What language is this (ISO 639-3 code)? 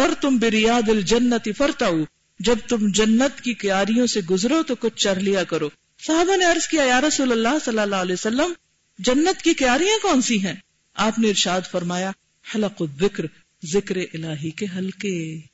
urd